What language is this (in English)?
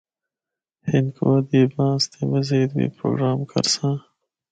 Northern Hindko